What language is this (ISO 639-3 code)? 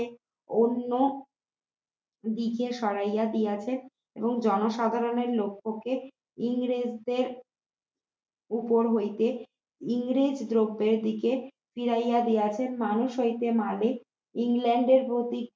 ben